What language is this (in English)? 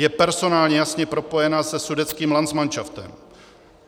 Czech